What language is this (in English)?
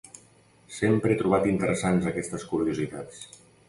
Catalan